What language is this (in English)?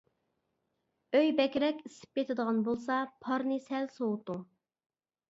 Uyghur